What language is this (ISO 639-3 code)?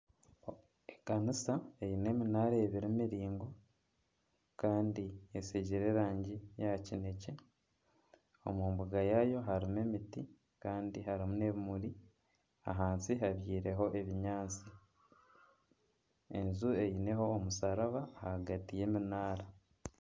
nyn